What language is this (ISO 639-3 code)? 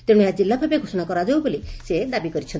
ori